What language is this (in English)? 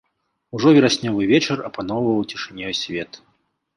Belarusian